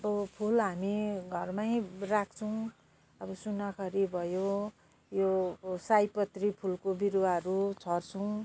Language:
Nepali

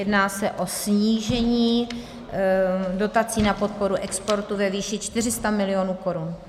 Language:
Czech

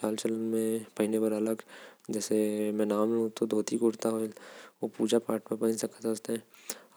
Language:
Korwa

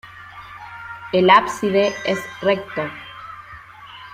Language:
Spanish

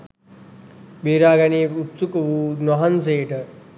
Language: Sinhala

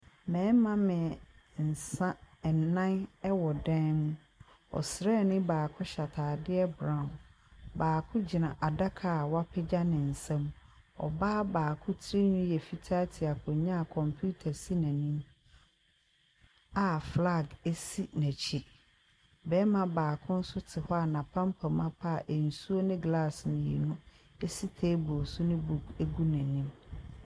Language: Akan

